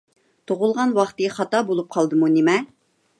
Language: Uyghur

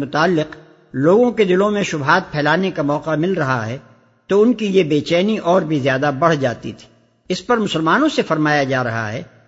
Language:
Urdu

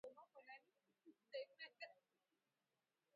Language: Swahili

